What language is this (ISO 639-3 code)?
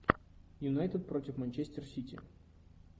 rus